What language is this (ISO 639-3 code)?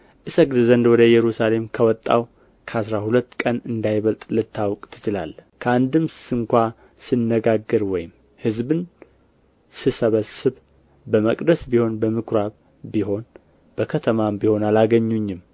amh